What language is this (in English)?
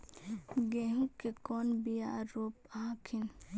Magahi